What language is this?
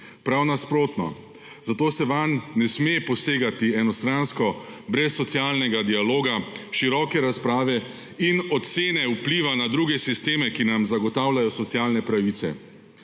Slovenian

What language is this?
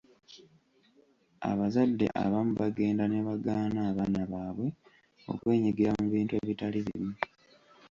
Ganda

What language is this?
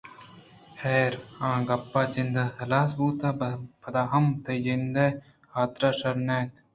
Eastern Balochi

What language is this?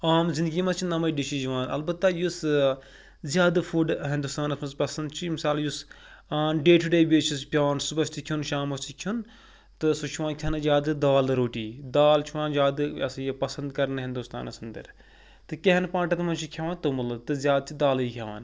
Kashmiri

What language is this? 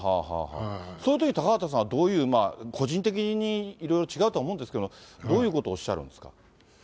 Japanese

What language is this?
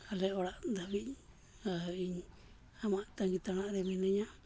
Santali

